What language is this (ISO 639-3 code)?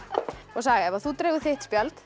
isl